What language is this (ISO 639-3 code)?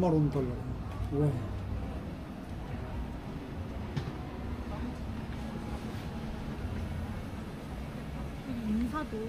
kor